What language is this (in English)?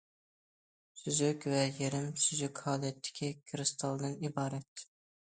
Uyghur